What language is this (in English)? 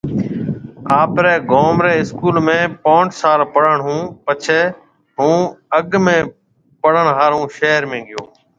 Marwari (Pakistan)